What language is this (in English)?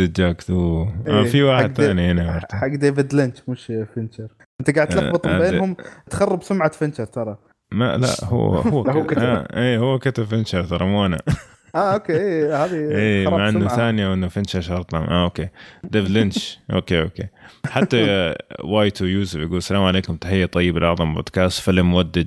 Arabic